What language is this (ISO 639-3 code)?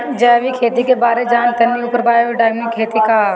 bho